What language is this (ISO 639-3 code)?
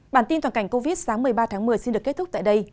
vie